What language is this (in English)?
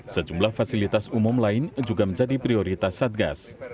Indonesian